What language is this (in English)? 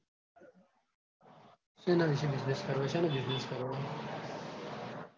Gujarati